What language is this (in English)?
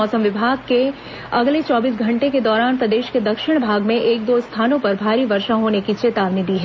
Hindi